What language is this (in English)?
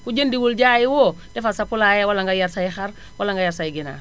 Wolof